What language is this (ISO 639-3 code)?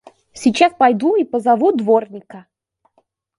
rus